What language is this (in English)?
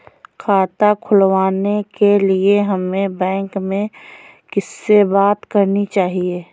Hindi